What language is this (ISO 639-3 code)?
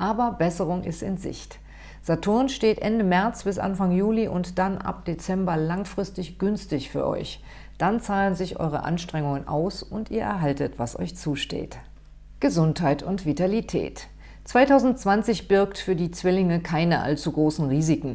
deu